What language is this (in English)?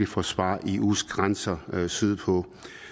Danish